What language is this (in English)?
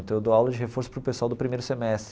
Portuguese